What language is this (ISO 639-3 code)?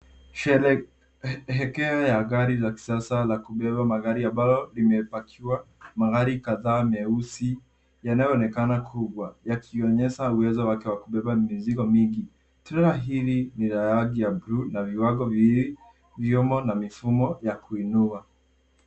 swa